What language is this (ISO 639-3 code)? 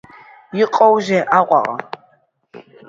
abk